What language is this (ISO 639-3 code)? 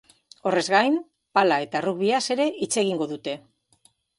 eus